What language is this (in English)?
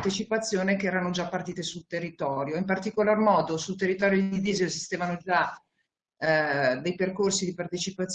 Italian